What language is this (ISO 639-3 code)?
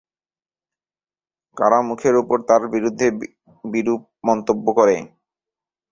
ben